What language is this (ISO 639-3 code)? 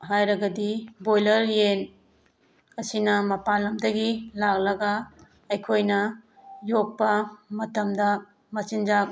mni